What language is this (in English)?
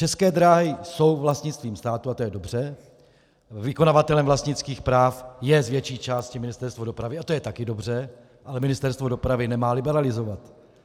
Czech